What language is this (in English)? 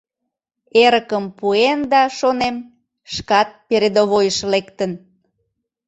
Mari